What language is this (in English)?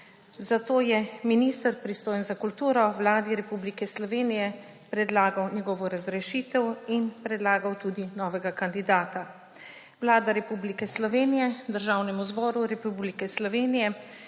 Slovenian